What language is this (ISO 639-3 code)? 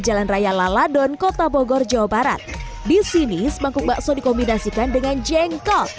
ind